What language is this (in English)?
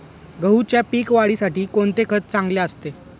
Marathi